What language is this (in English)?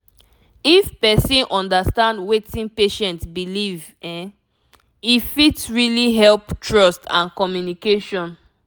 Nigerian Pidgin